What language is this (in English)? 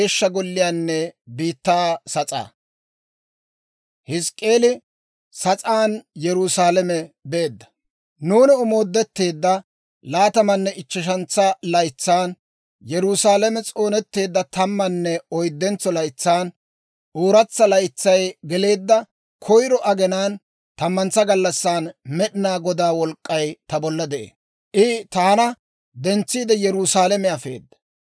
Dawro